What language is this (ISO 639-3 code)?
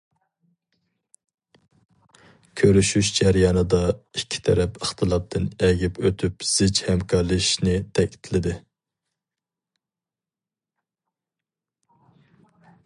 uig